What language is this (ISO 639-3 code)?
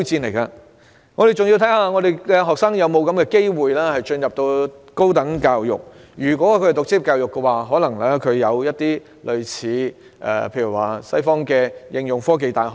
yue